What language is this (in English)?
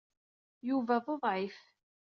Kabyle